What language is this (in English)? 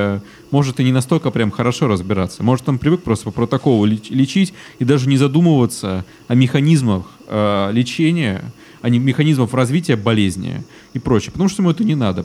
Russian